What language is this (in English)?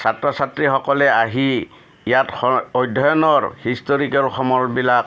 Assamese